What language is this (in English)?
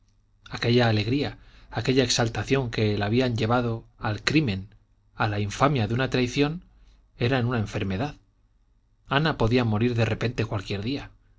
Spanish